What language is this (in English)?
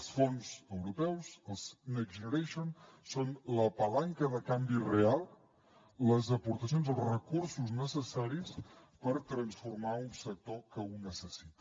Catalan